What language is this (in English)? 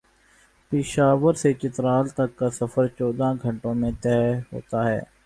Urdu